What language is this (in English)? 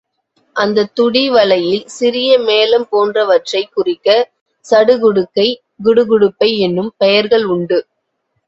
Tamil